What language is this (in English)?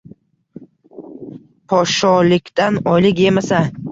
Uzbek